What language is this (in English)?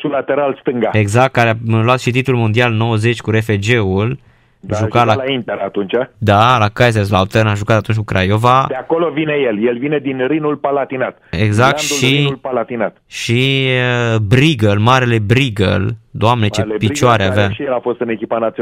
Romanian